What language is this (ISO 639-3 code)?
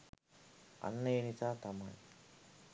sin